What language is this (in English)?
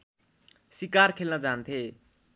Nepali